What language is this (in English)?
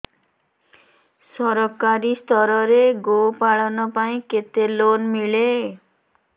Odia